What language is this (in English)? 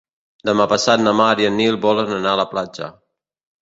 Catalan